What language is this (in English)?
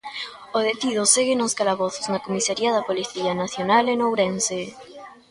Galician